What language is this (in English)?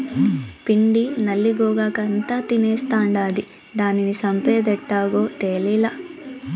Telugu